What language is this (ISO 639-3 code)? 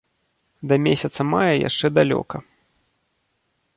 bel